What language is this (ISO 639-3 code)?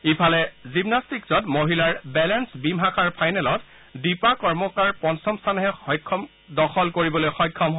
asm